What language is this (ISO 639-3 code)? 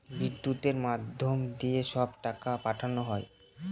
ben